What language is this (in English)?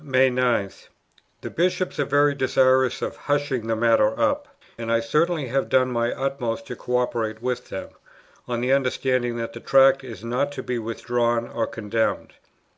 English